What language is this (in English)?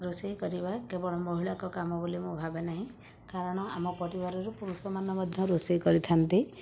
Odia